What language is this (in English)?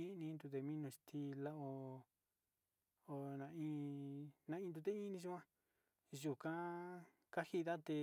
Sinicahua Mixtec